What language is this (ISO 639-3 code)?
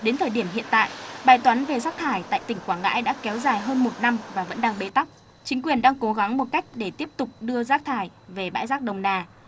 vie